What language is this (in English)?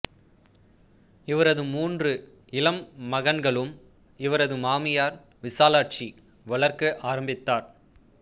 Tamil